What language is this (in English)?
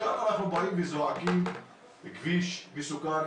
Hebrew